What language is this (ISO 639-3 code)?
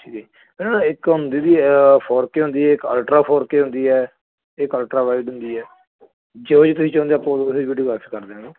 pan